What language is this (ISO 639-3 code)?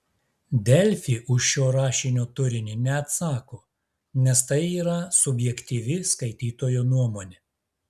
lit